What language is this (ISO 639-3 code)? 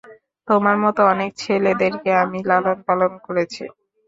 ben